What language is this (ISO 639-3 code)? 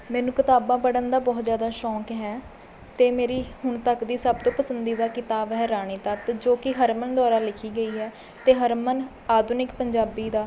pan